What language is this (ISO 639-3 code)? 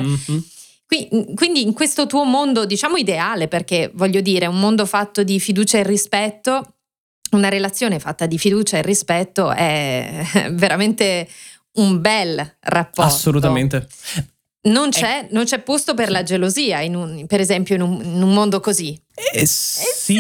ita